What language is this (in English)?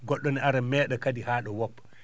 Fula